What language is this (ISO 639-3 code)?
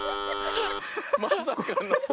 jpn